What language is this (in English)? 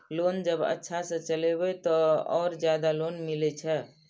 Maithili